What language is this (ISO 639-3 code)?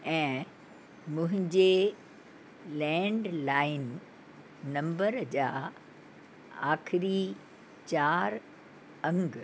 snd